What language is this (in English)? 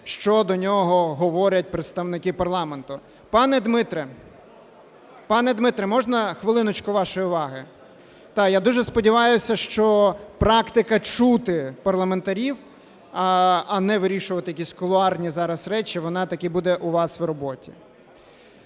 Ukrainian